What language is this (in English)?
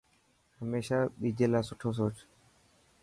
Dhatki